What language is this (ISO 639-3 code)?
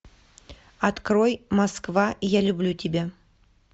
rus